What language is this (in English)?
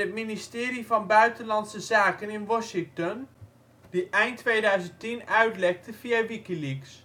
Dutch